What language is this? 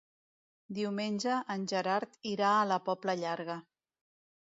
Catalan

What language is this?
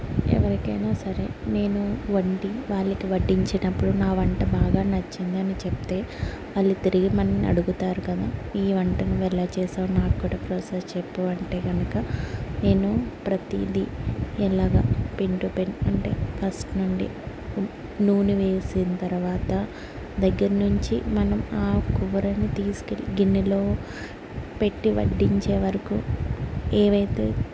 Telugu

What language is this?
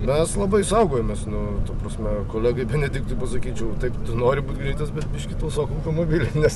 Lithuanian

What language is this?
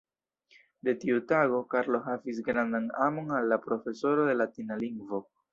Esperanto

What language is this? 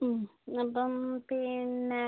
Malayalam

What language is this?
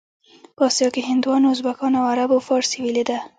Pashto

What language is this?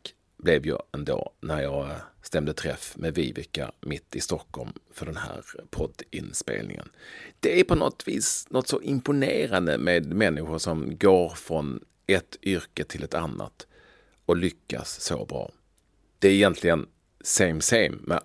Swedish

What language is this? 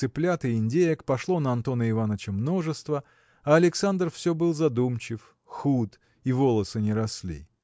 Russian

